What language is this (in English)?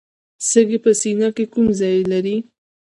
Pashto